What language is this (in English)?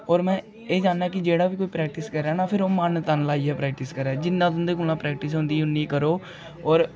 Dogri